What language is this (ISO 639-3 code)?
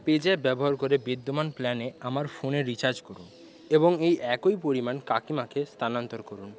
ben